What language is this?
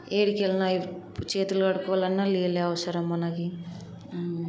Telugu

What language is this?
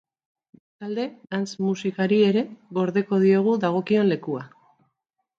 Basque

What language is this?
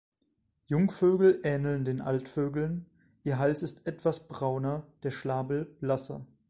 German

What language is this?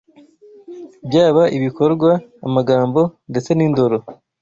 Kinyarwanda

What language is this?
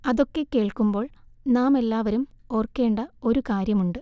Malayalam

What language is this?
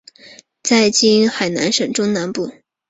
Chinese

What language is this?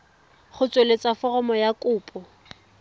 Tswana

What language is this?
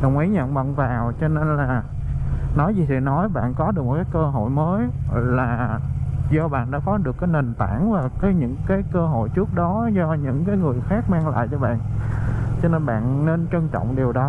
Vietnamese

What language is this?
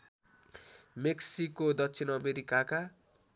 Nepali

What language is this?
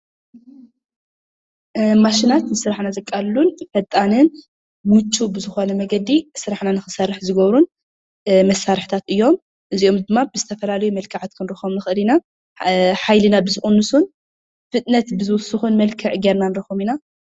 Tigrinya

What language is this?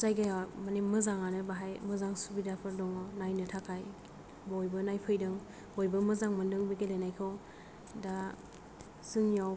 Bodo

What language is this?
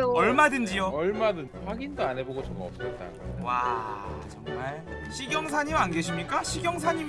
Korean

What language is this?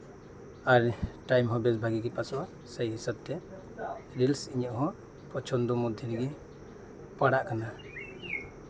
Santali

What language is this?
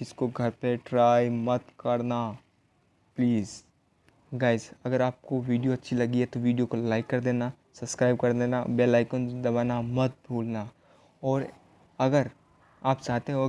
Hindi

